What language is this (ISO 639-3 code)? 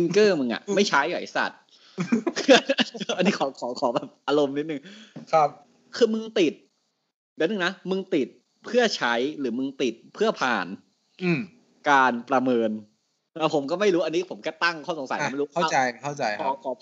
tha